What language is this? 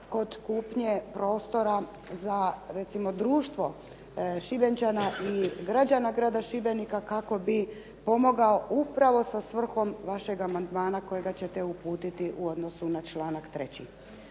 Croatian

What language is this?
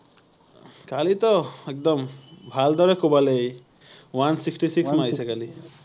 Assamese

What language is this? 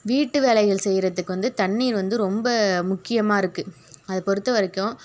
Tamil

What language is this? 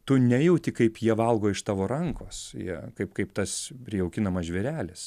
Lithuanian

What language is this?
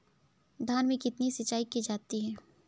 Hindi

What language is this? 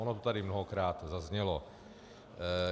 Czech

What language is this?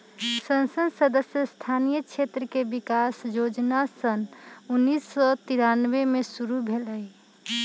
Magahi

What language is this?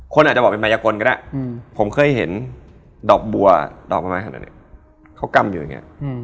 Thai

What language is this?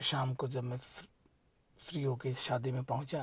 Hindi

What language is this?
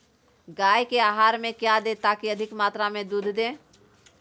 Magahi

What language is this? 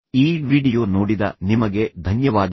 Kannada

